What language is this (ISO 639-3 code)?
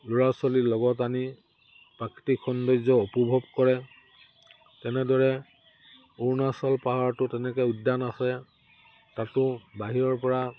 asm